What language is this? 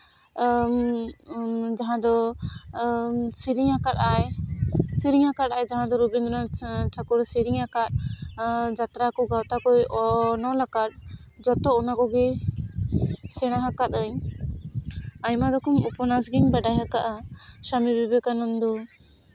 Santali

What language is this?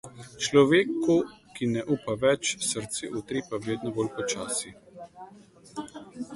Slovenian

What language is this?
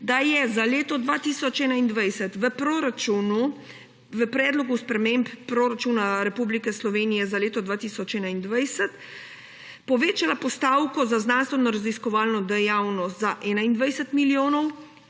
Slovenian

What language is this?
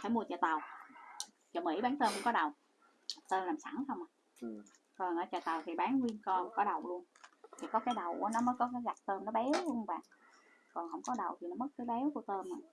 Vietnamese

